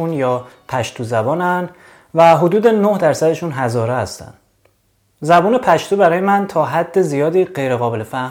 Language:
Persian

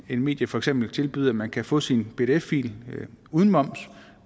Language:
Danish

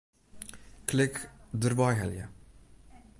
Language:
Western Frisian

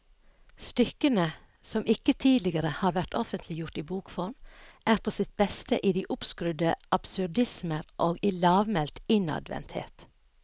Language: Norwegian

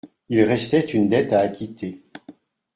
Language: French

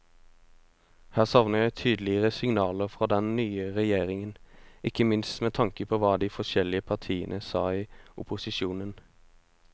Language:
Norwegian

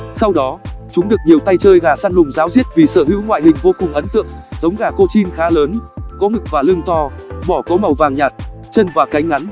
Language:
Vietnamese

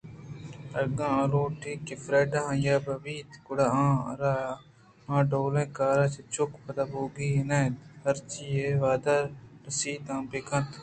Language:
Eastern Balochi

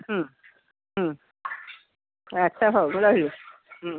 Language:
Odia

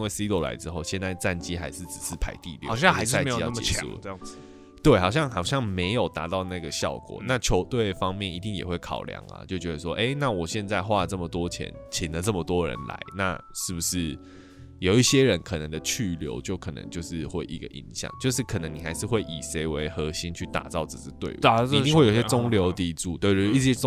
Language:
Chinese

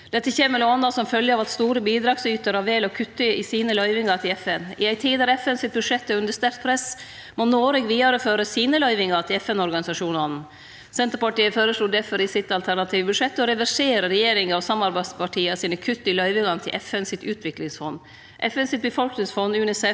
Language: Norwegian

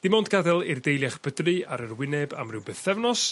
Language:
Welsh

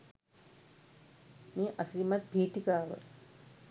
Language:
Sinhala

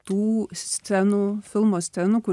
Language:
Lithuanian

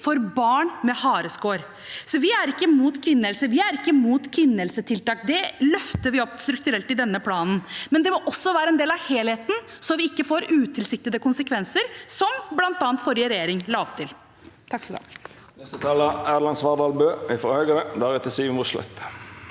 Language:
Norwegian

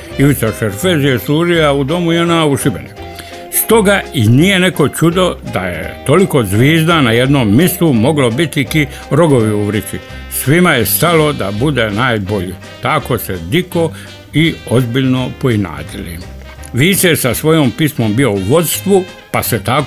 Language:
Croatian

